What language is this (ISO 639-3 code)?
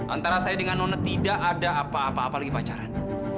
ind